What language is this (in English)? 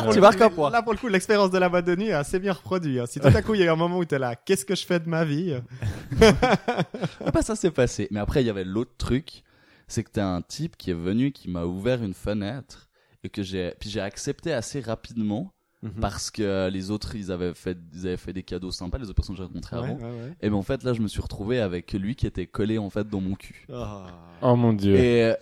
French